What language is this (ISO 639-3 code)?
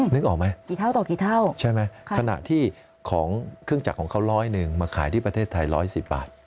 tha